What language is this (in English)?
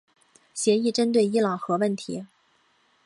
Chinese